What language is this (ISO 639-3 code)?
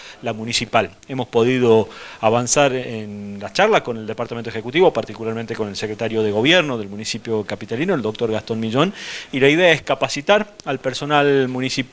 spa